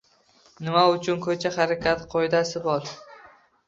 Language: Uzbek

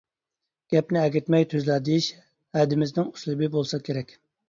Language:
Uyghur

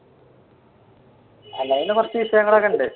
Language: Malayalam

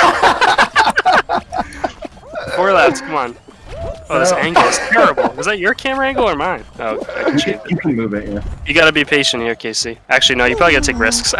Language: English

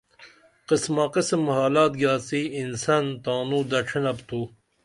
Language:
Dameli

